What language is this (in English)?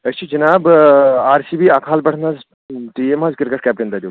Kashmiri